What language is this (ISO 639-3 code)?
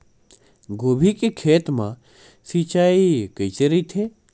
hne